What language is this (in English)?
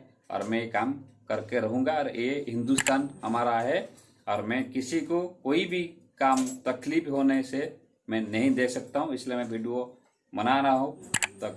Hindi